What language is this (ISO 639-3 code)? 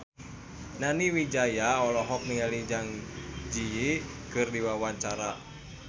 sun